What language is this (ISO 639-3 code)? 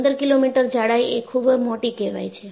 guj